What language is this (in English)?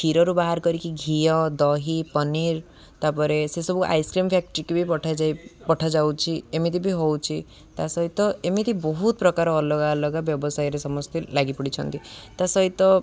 Odia